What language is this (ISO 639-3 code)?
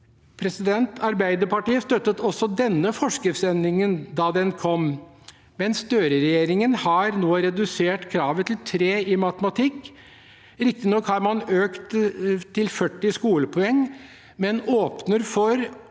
nor